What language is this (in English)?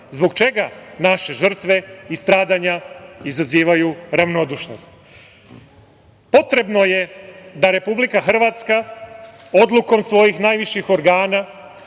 Serbian